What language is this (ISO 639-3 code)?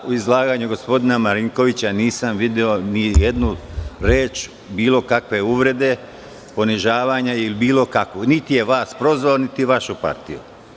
srp